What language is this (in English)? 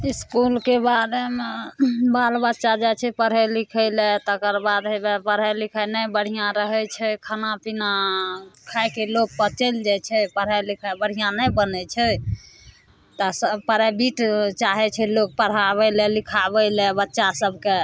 Maithili